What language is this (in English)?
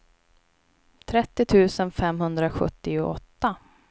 Swedish